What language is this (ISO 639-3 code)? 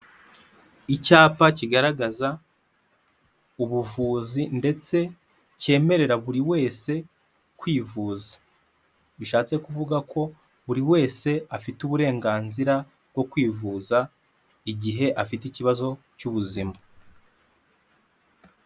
kin